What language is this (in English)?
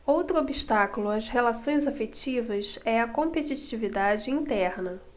Portuguese